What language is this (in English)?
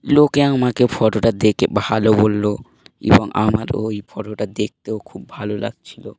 Bangla